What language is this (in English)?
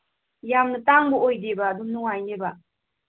Manipuri